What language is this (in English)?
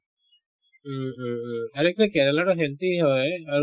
Assamese